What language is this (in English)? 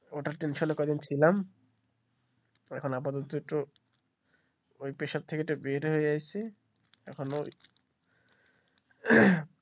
Bangla